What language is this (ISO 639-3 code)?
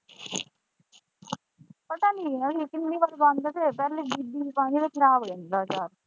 pan